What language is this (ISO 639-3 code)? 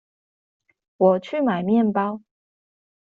zho